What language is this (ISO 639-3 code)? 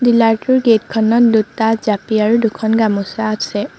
asm